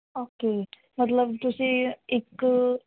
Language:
Punjabi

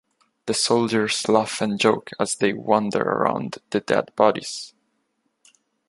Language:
English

